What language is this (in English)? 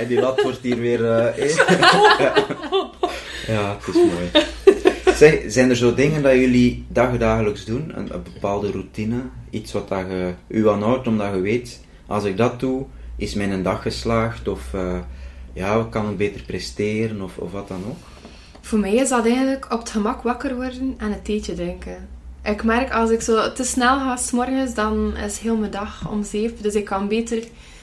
Dutch